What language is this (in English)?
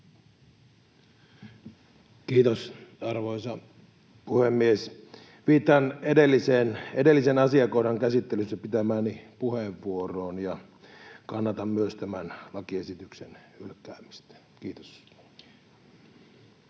Finnish